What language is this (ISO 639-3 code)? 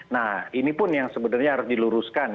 ind